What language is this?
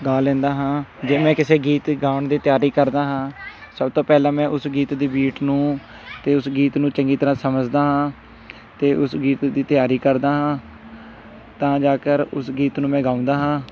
Punjabi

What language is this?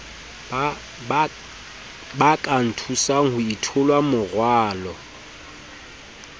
Southern Sotho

